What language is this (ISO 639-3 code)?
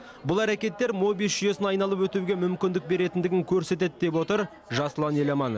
kaz